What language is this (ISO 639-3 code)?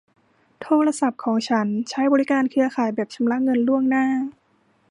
tha